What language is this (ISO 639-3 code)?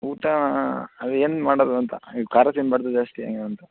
kan